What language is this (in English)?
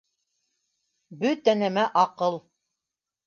Bashkir